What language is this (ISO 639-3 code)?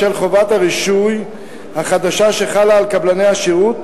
heb